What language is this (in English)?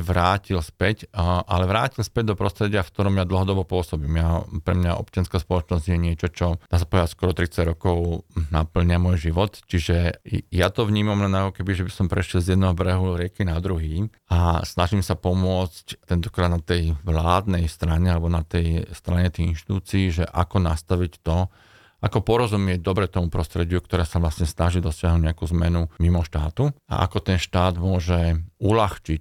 Slovak